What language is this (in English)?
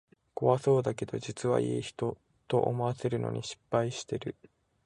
Japanese